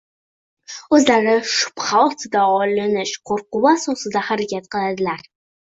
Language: Uzbek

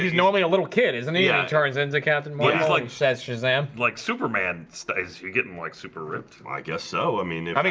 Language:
English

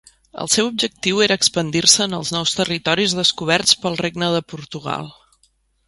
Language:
Catalan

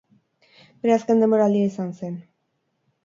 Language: Basque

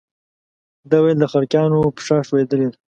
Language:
Pashto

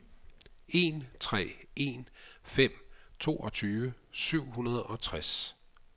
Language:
Danish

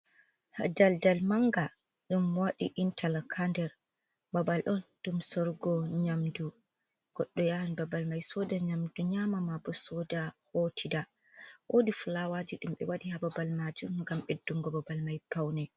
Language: Fula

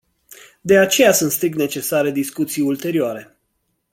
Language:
Romanian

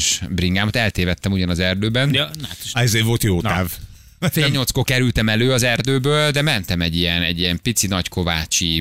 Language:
Hungarian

